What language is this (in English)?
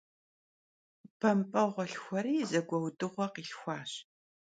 Kabardian